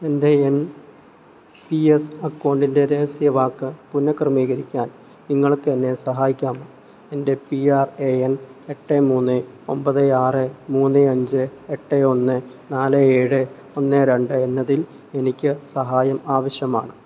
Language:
Malayalam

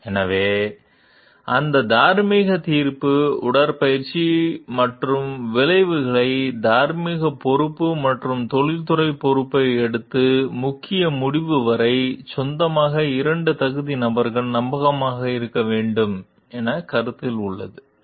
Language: Tamil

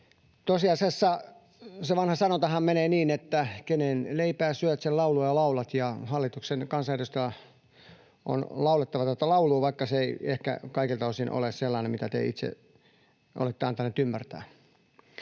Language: Finnish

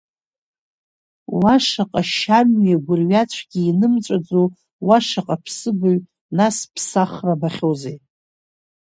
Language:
Abkhazian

